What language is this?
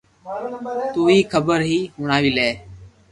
Loarki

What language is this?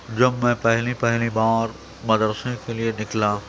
Urdu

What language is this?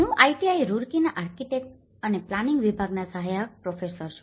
Gujarati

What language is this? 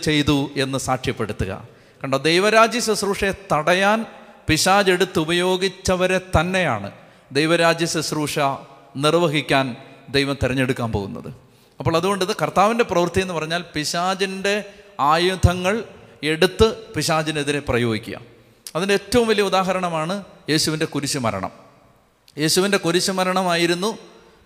Malayalam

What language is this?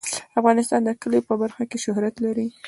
Pashto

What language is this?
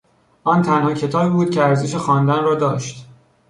Persian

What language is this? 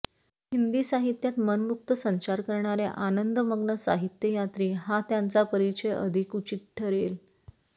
Marathi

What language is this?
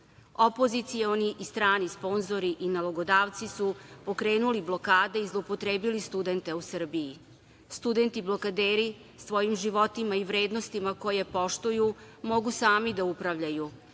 Serbian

